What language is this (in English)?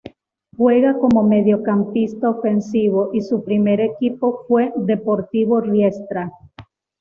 Spanish